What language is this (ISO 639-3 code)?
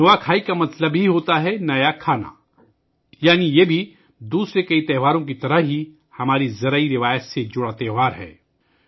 urd